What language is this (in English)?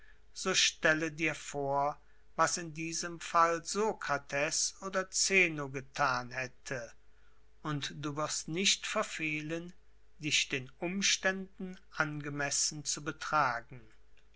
German